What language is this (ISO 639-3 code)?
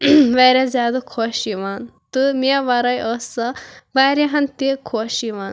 kas